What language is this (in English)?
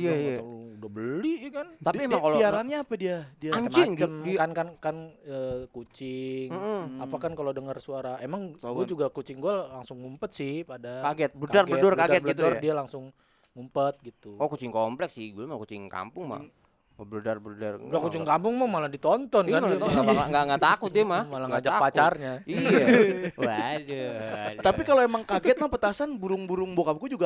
Indonesian